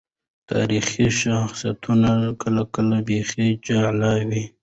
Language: Pashto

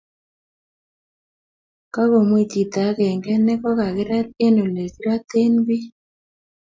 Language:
Kalenjin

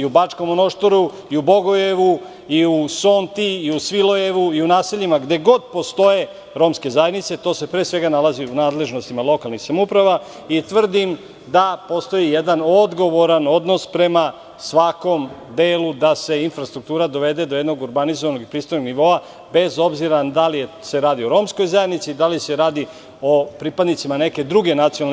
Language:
Serbian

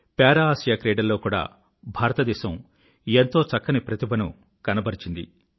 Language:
Telugu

